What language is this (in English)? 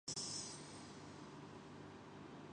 Urdu